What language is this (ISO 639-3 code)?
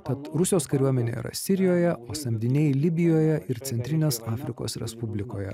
lit